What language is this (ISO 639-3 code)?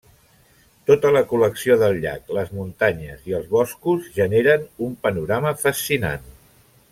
cat